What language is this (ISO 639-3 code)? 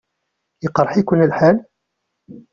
kab